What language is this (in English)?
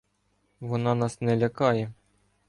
Ukrainian